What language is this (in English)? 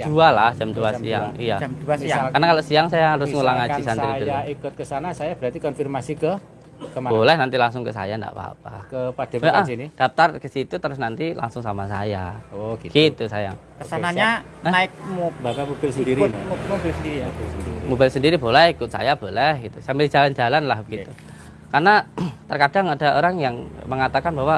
Indonesian